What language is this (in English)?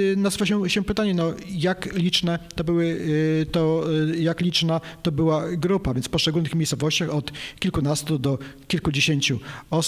Polish